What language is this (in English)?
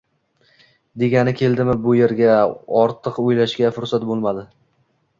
Uzbek